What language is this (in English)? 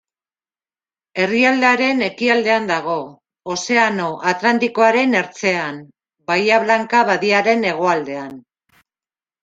Basque